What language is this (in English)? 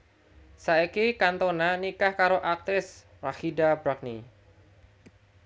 Javanese